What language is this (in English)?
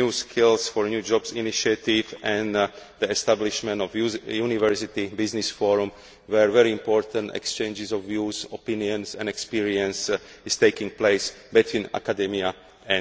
English